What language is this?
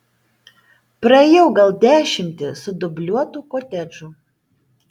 Lithuanian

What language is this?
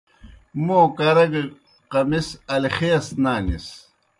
Kohistani Shina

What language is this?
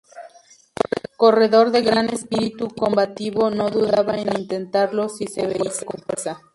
Spanish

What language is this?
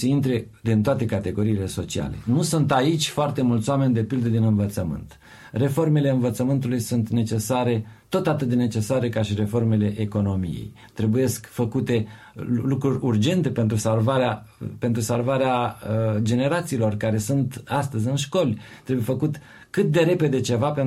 Romanian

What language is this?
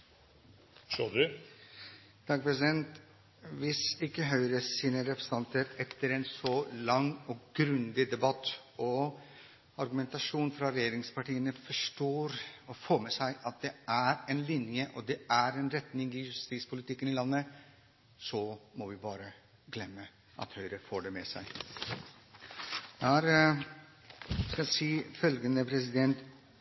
Norwegian Bokmål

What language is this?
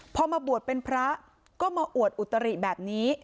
Thai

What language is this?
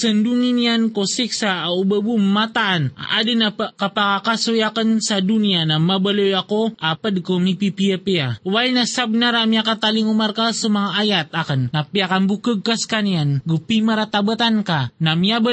Filipino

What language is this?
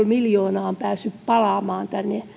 Finnish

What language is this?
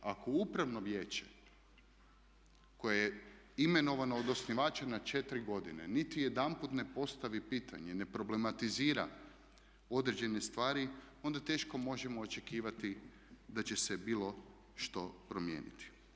Croatian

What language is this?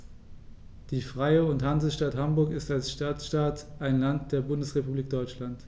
German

